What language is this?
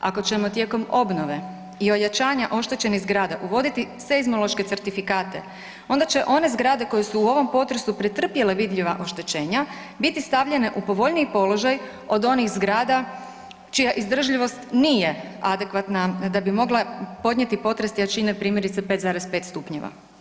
Croatian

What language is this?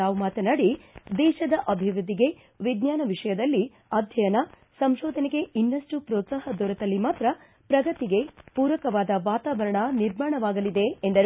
Kannada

